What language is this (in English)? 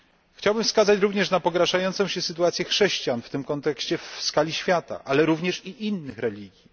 Polish